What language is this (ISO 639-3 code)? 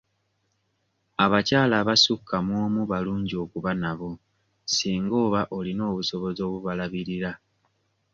lug